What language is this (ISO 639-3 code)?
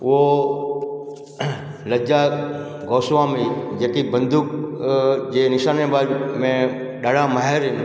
snd